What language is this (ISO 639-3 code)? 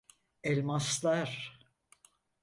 tur